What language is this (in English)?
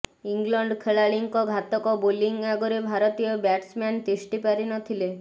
Odia